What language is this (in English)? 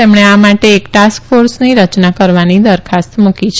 Gujarati